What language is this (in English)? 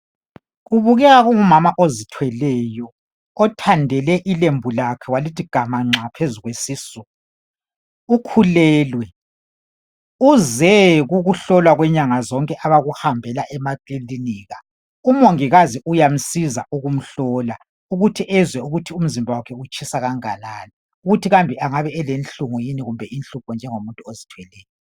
North Ndebele